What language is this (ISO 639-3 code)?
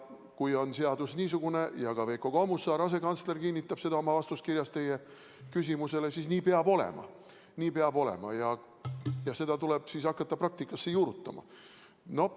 est